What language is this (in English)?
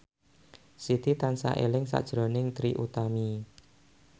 Javanese